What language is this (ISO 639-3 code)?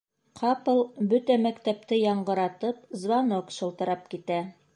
bak